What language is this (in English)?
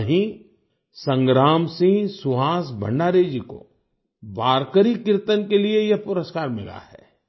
Hindi